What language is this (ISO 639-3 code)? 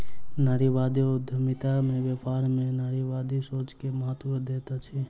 mai